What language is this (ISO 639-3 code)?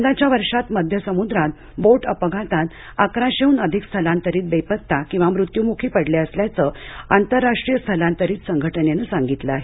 mar